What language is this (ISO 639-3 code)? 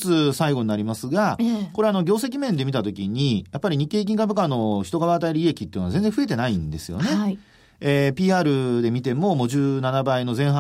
jpn